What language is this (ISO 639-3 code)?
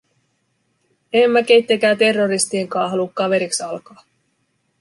fin